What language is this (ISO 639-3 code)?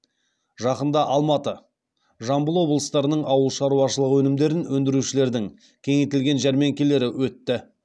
kaz